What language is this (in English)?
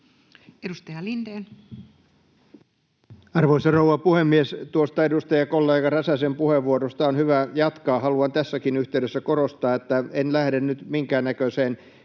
Finnish